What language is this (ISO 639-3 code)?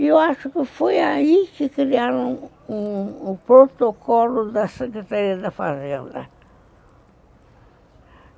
por